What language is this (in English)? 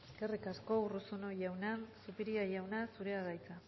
Basque